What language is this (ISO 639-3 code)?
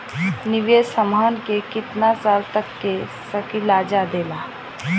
bho